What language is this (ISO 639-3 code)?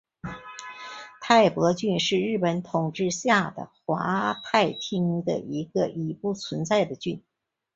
zho